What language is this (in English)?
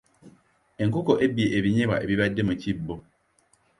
Ganda